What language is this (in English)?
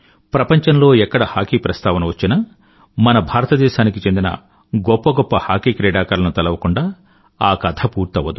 Telugu